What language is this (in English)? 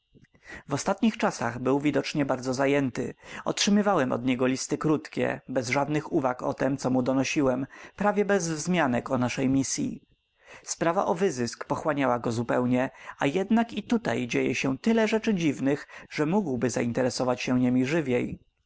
Polish